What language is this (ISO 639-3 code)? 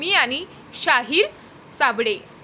mar